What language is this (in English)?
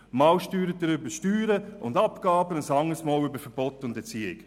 Swiss German